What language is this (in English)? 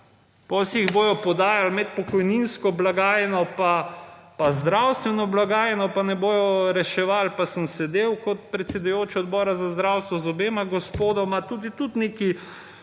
Slovenian